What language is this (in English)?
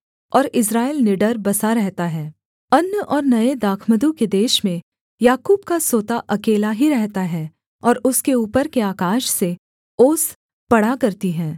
Hindi